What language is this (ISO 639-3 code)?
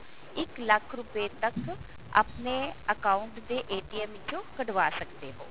pan